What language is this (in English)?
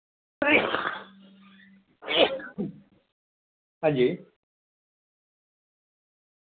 Dogri